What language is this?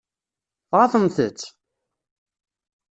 Kabyle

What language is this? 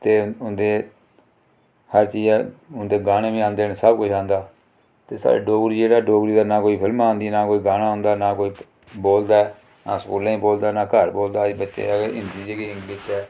Dogri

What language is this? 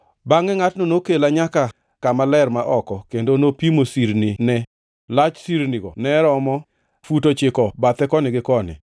Luo (Kenya and Tanzania)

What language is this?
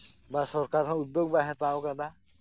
Santali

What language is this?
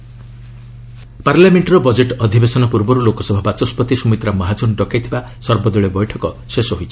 Odia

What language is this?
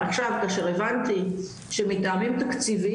Hebrew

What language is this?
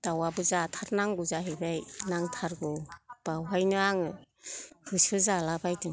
Bodo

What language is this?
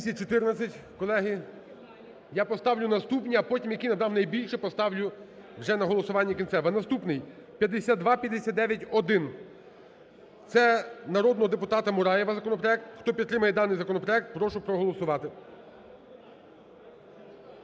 Ukrainian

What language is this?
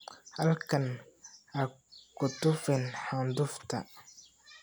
Somali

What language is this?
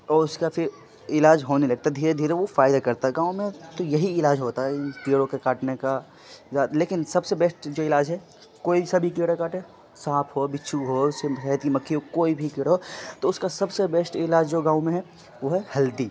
Urdu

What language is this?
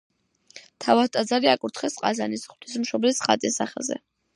Georgian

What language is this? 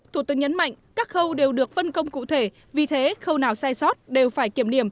Vietnamese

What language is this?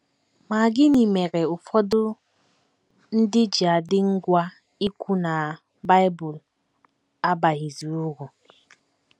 Igbo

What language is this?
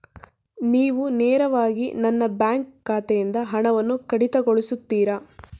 Kannada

